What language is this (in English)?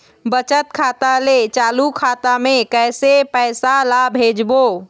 Chhattisgarhi